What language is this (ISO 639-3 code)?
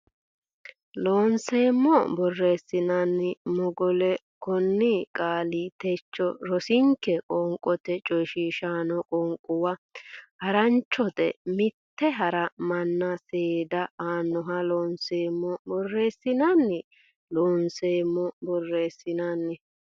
sid